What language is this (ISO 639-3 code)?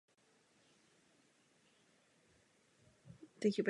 ces